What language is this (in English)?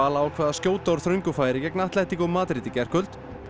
Icelandic